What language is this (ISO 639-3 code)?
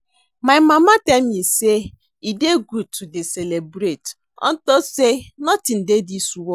pcm